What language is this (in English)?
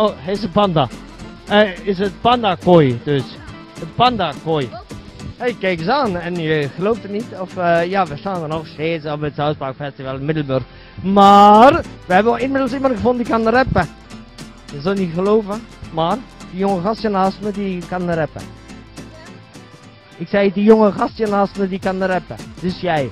Dutch